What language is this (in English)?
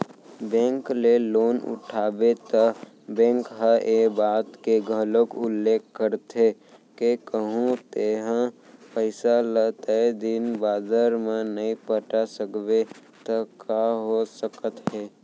Chhattisgarhi